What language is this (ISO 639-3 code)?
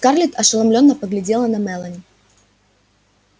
rus